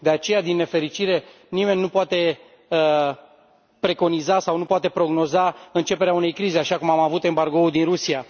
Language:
Romanian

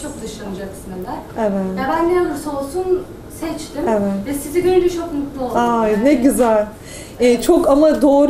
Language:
Turkish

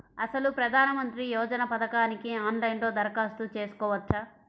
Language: Telugu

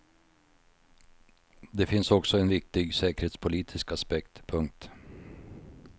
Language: Swedish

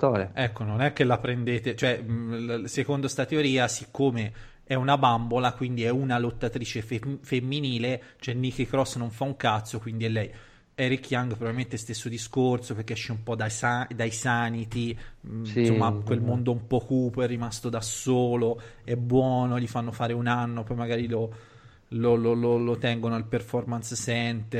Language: Italian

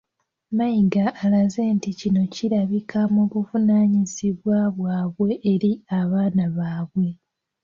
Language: Ganda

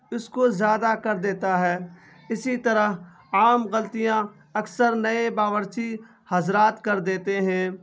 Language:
Urdu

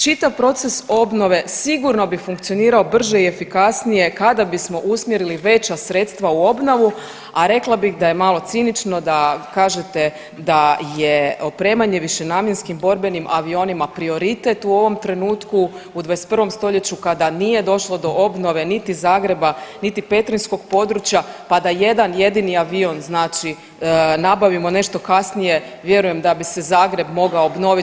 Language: Croatian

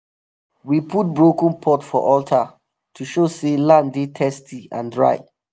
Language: Nigerian Pidgin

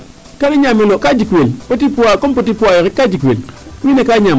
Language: Serer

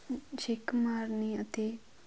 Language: Punjabi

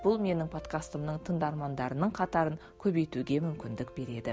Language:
Kazakh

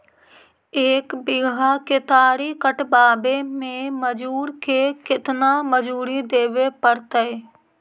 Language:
Magahi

